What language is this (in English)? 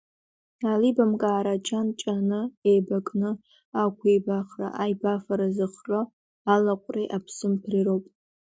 Abkhazian